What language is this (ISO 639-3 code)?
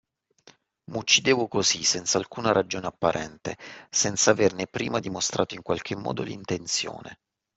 ita